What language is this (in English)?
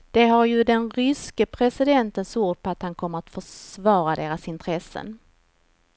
Swedish